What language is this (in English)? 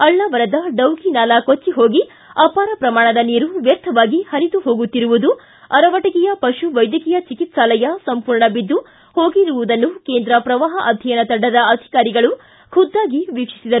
Kannada